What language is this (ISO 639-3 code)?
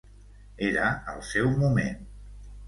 cat